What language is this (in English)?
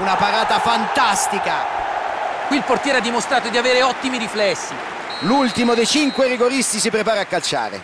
Italian